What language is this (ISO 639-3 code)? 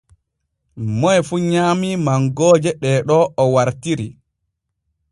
fue